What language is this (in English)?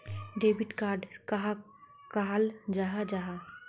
Magahi